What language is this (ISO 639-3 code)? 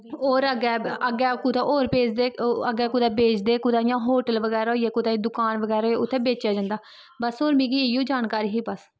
doi